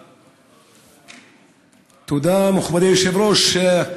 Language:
Hebrew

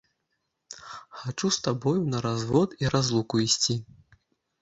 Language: Belarusian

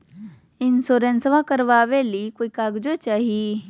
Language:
Magahi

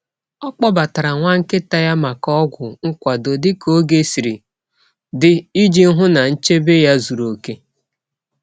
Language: Igbo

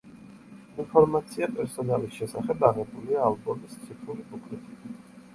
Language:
Georgian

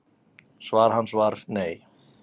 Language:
Icelandic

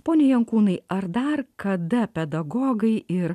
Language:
Lithuanian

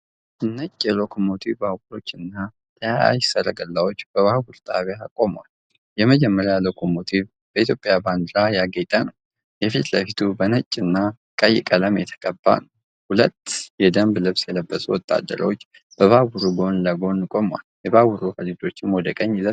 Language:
Amharic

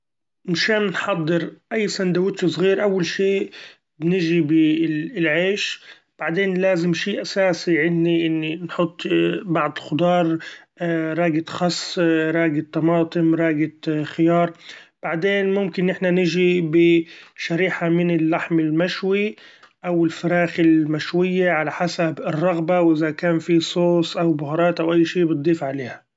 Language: Gulf Arabic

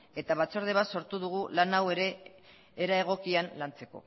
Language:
Basque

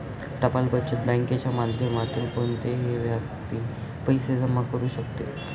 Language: Marathi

